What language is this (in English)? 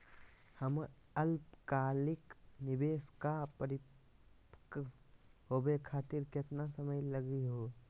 Magahi